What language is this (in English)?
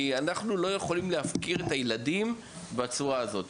Hebrew